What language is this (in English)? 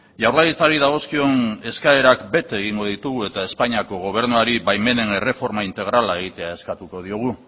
Basque